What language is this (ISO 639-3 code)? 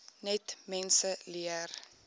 afr